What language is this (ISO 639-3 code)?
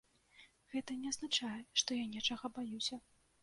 bel